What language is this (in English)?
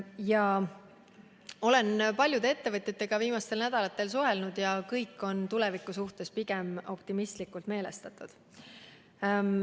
Estonian